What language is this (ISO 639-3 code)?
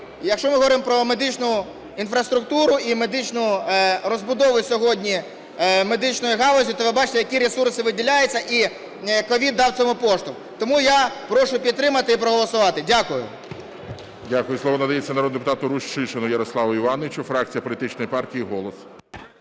ukr